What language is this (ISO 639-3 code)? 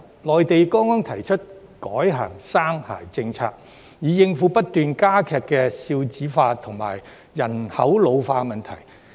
yue